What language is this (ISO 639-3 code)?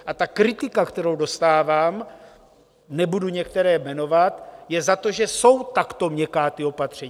ces